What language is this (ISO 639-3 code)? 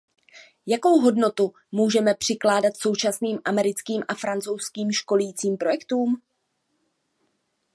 ces